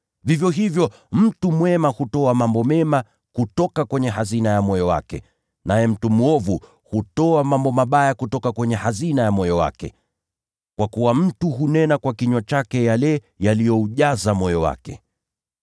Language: Swahili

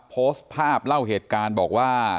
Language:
Thai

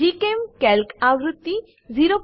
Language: Gujarati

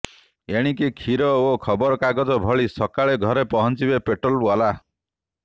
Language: Odia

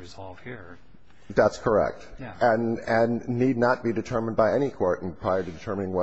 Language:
English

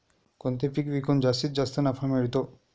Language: Marathi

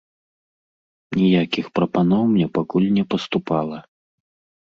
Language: Belarusian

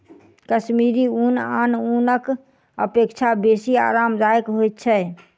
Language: Maithili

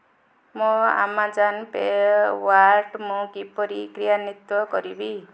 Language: Odia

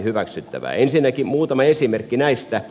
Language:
Finnish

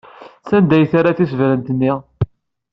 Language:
Kabyle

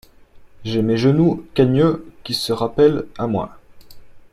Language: French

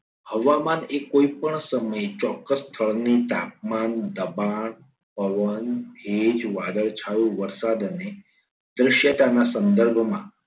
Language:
Gujarati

